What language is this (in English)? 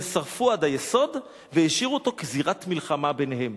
Hebrew